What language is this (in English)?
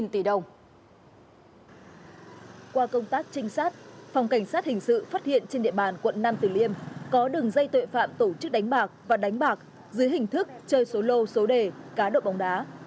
Vietnamese